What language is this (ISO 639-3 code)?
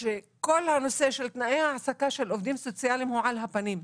heb